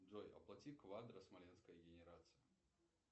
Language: Russian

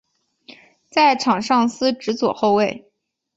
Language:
Chinese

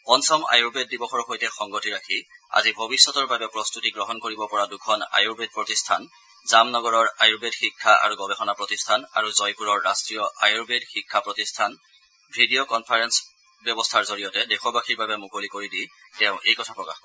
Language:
Assamese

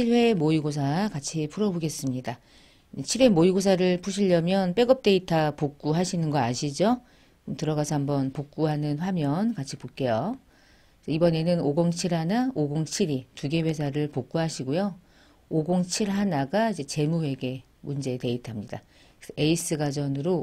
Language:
Korean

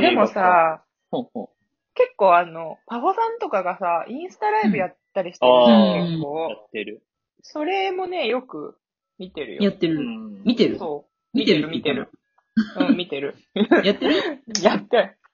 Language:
Japanese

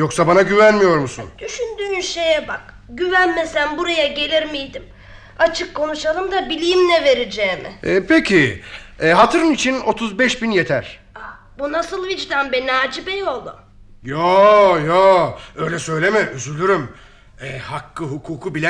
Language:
Turkish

